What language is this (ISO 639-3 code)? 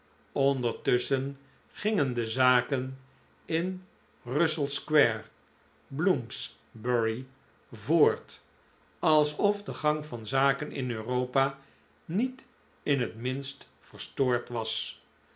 nld